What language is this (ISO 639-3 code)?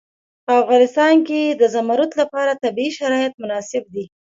pus